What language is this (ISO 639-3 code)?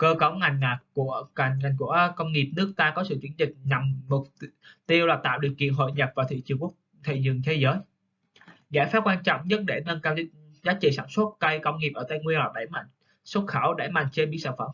vie